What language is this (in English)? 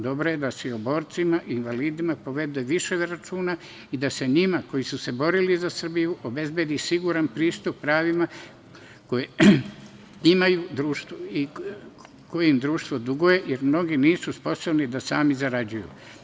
Serbian